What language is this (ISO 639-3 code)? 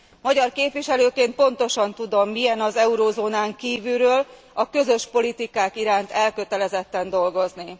hun